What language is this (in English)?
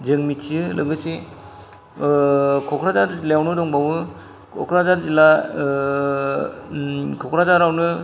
Bodo